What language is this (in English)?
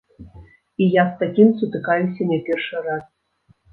Belarusian